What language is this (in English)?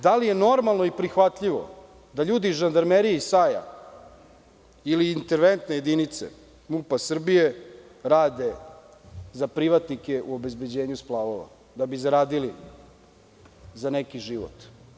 Serbian